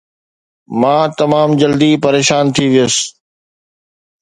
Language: Sindhi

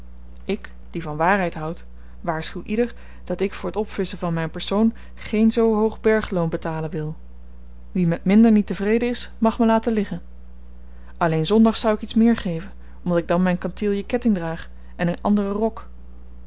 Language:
Dutch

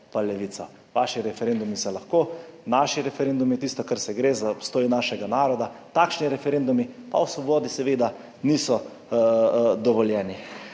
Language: Slovenian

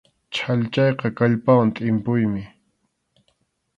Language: Arequipa-La Unión Quechua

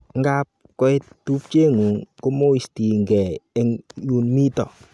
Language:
Kalenjin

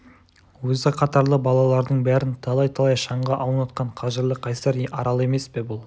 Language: Kazakh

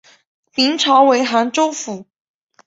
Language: Chinese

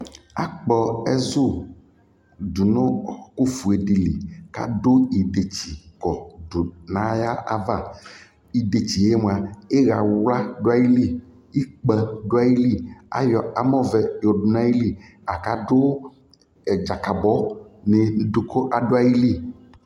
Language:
Ikposo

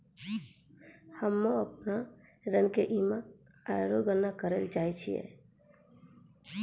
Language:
Maithili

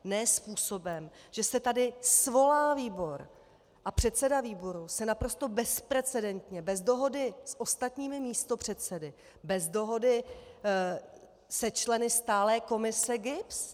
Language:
Czech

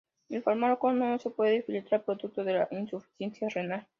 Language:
Spanish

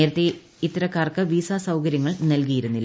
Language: Malayalam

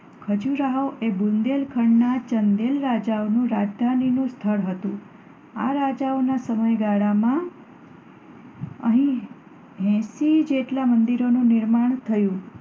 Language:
Gujarati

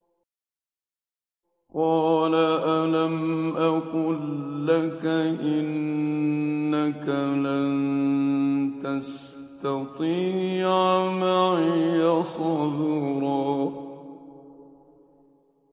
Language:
Arabic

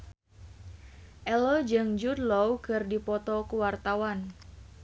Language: Sundanese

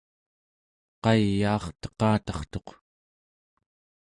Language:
Central Yupik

